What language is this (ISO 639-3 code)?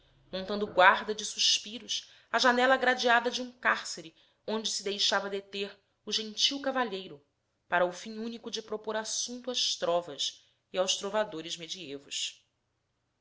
por